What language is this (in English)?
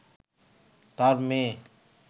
Bangla